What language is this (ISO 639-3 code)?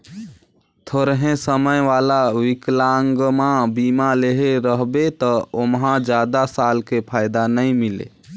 hne